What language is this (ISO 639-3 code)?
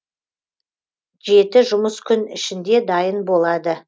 kaz